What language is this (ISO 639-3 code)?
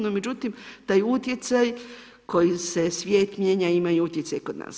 hrv